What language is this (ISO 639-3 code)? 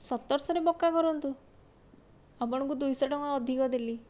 ori